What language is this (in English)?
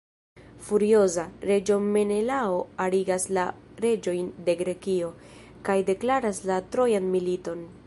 Esperanto